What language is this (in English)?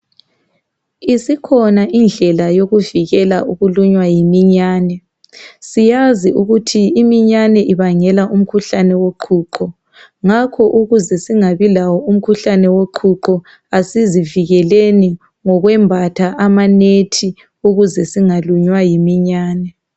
North Ndebele